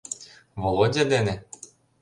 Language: Mari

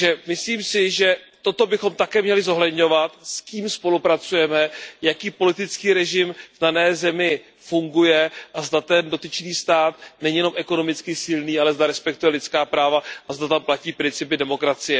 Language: Czech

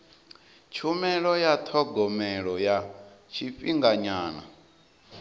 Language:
Venda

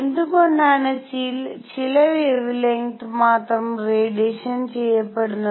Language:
Malayalam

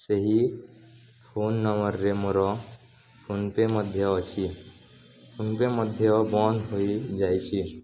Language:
Odia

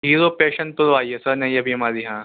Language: Urdu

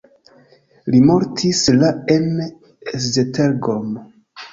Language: Esperanto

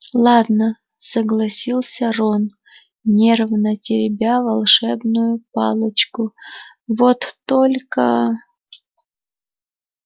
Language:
Russian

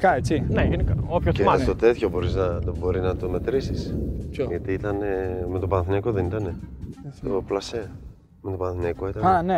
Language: Greek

